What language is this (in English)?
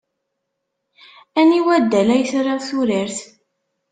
Kabyle